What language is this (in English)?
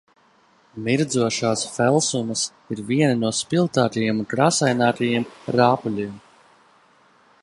Latvian